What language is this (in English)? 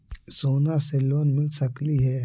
Magahi